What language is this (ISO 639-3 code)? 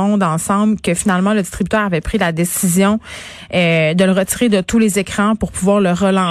fra